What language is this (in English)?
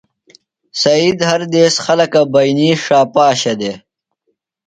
Phalura